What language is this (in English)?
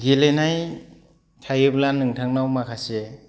Bodo